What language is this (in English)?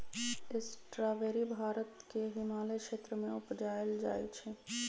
Magahi